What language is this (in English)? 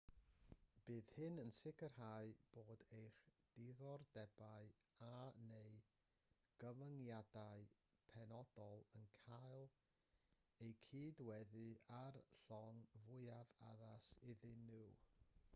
Welsh